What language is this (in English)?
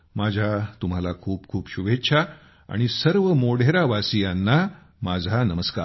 Marathi